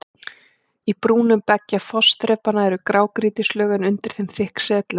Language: Icelandic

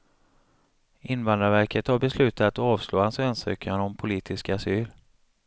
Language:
Swedish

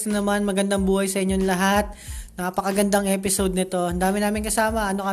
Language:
Filipino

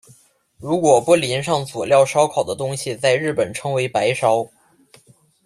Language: Chinese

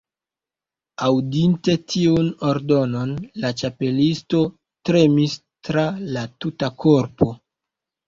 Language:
Esperanto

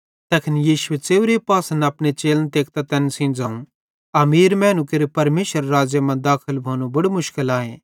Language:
Bhadrawahi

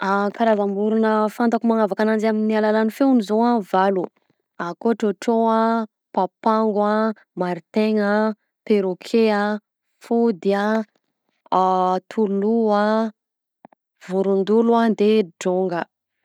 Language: Southern Betsimisaraka Malagasy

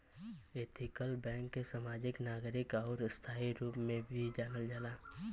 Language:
Bhojpuri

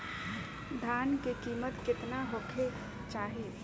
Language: Bhojpuri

